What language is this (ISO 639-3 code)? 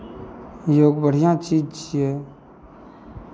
mai